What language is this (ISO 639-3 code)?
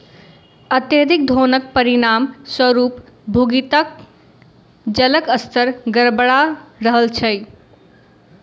mai